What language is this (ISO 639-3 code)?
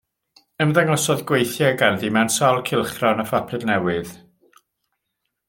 cym